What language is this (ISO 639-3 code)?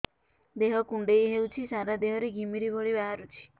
ori